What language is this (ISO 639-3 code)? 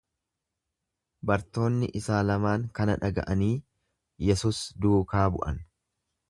orm